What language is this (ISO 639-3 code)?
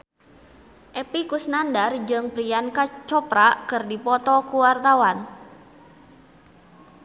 sun